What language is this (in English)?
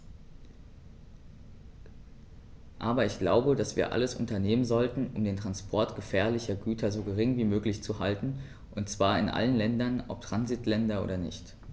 German